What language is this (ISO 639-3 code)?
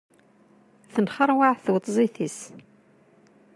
kab